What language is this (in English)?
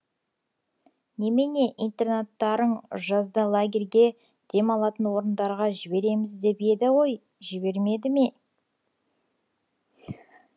Kazakh